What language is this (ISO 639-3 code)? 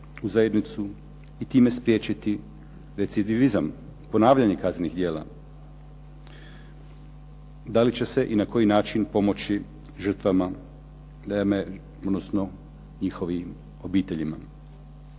hrv